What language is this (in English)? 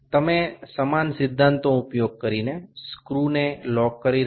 Bangla